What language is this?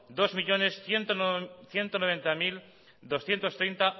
Spanish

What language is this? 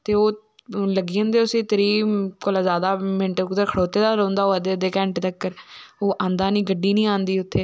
Dogri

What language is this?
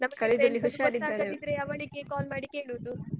Kannada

